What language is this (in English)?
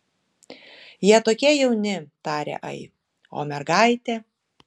Lithuanian